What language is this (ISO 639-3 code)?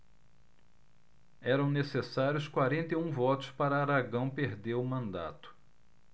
por